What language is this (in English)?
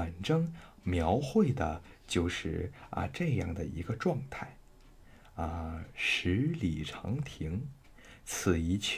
Chinese